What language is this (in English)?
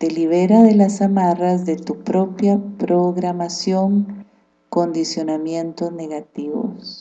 Spanish